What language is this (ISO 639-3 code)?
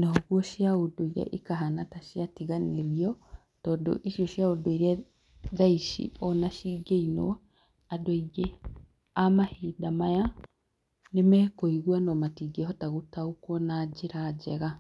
kik